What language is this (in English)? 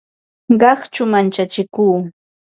Ambo-Pasco Quechua